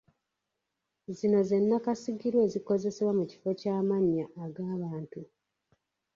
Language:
Ganda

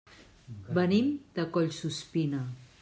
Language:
Catalan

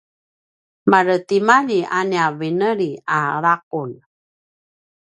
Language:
Paiwan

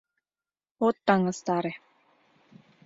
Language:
Mari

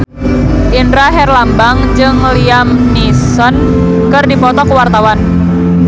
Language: Sundanese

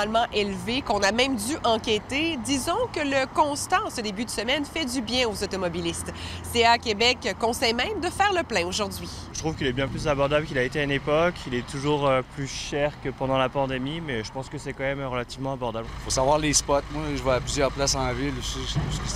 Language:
French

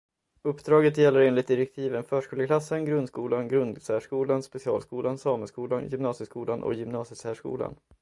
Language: Swedish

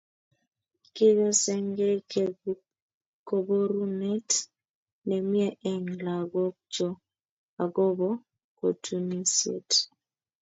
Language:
Kalenjin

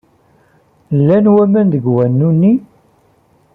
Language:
Kabyle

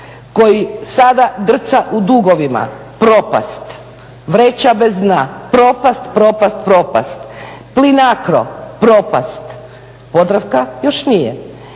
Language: Croatian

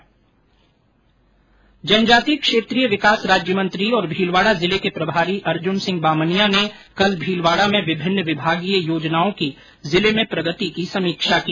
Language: Hindi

